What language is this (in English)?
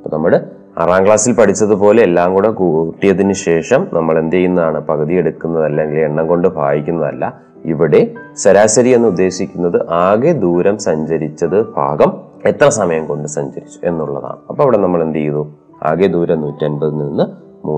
Malayalam